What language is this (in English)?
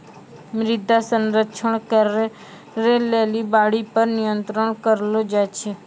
Maithili